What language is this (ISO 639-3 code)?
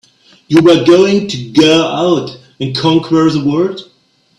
eng